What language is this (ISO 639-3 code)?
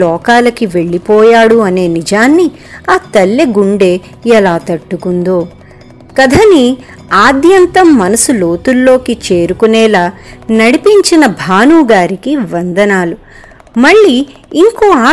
tel